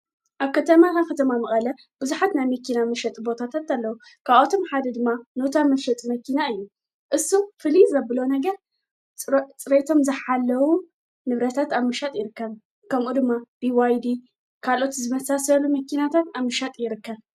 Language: Tigrinya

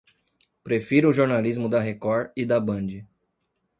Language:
Portuguese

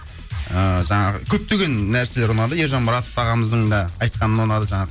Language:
Kazakh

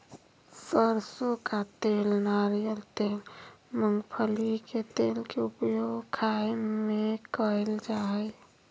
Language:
Magahi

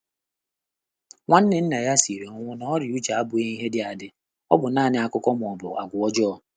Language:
Igbo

